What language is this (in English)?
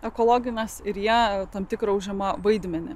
Lithuanian